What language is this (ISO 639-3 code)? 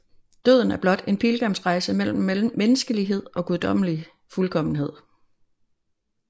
dan